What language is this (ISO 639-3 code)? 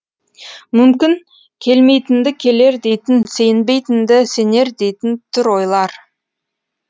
kaz